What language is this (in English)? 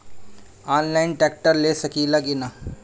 Bhojpuri